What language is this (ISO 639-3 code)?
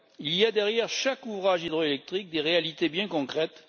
fra